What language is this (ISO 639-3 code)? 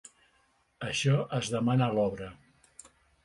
cat